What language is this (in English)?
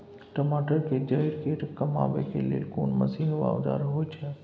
Maithili